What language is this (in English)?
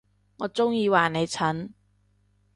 Cantonese